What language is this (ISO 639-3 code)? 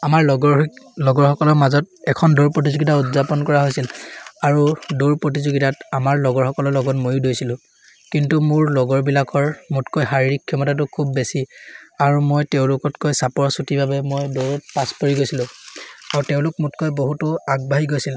asm